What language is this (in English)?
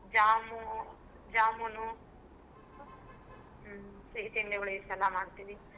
Kannada